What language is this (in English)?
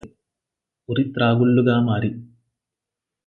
Telugu